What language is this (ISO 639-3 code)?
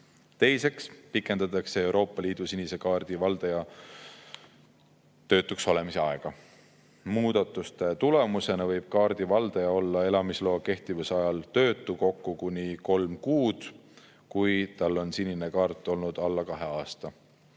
est